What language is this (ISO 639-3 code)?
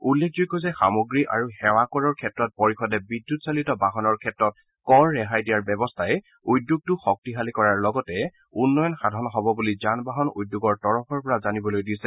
asm